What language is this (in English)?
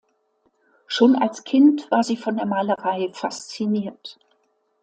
German